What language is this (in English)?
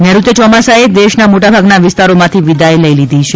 Gujarati